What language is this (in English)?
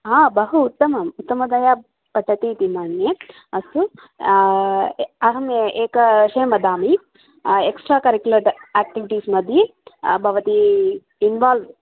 Sanskrit